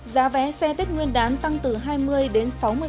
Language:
Vietnamese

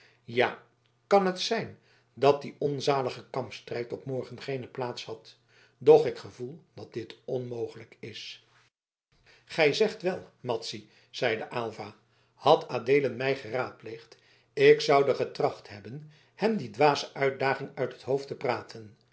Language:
Dutch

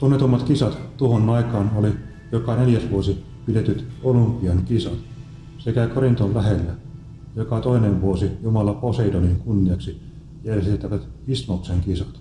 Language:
Finnish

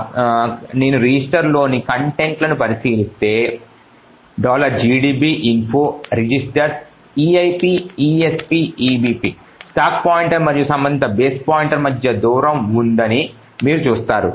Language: Telugu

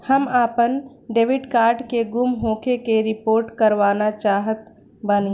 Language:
Bhojpuri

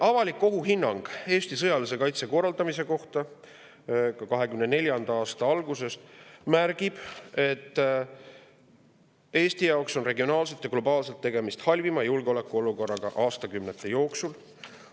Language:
Estonian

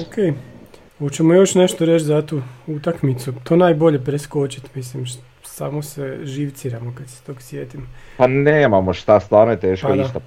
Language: Croatian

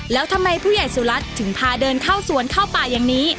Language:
Thai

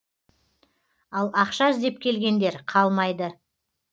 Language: Kazakh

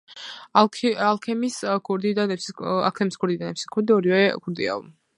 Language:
Georgian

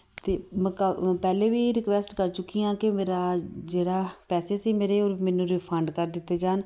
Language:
Punjabi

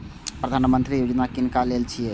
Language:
Maithili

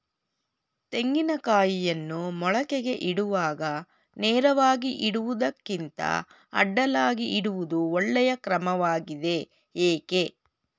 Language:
Kannada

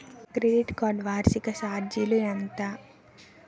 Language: Telugu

